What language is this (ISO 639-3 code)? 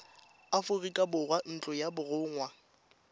tsn